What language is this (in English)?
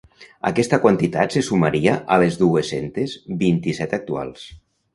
Catalan